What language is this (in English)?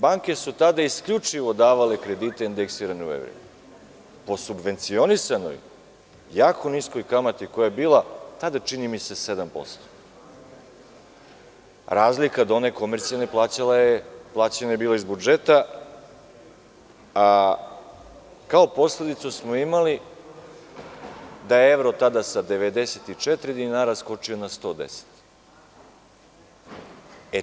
Serbian